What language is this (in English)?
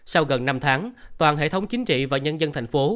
Vietnamese